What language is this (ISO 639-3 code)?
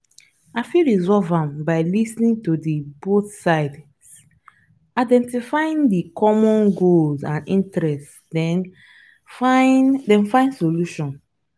pcm